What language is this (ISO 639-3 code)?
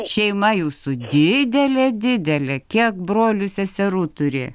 lit